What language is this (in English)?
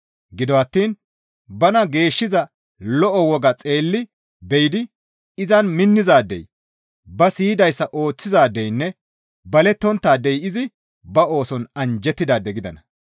Gamo